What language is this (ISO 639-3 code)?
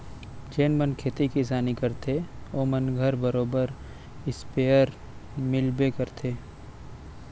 hne